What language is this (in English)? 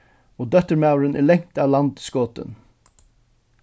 Faroese